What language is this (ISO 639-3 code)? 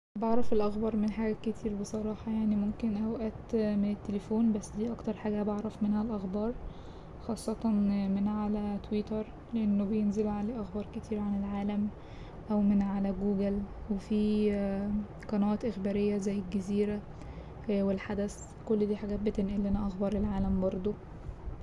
arz